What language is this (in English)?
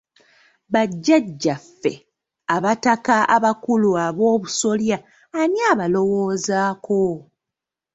Ganda